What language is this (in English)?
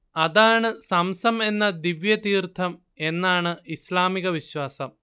Malayalam